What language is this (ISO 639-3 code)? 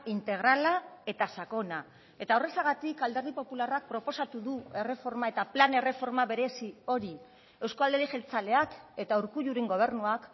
eus